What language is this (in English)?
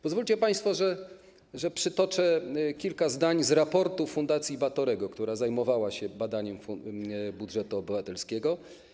Polish